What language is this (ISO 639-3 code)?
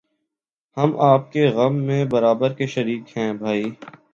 urd